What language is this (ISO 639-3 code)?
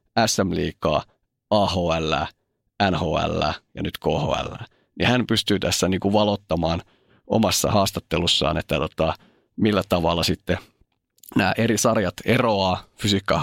fin